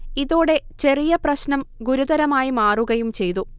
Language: Malayalam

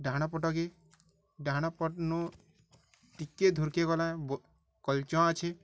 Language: Odia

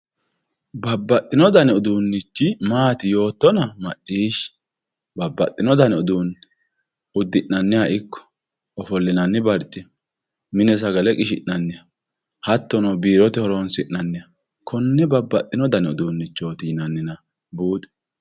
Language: Sidamo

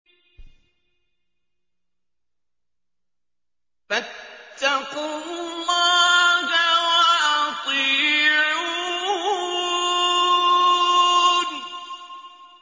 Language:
Arabic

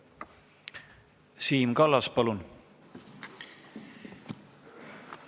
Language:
Estonian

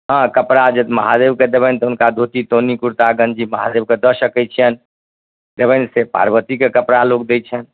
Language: Maithili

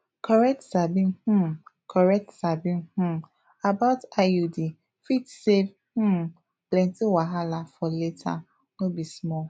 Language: Nigerian Pidgin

